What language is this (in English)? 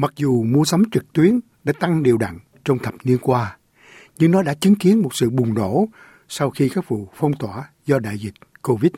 Vietnamese